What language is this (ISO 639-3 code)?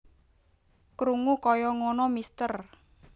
jav